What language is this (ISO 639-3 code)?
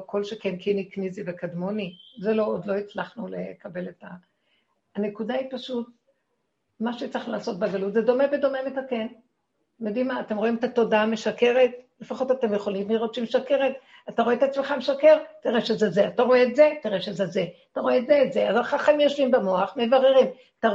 heb